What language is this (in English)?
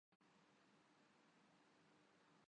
Urdu